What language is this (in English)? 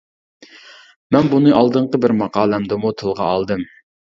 Uyghur